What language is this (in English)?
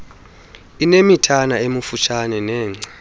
Xhosa